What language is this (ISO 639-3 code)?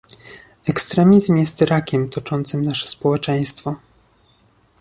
pol